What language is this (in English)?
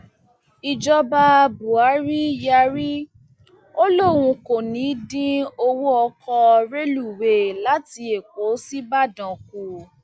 Yoruba